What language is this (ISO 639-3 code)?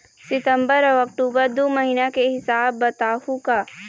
hne